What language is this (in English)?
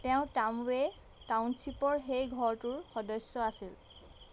Assamese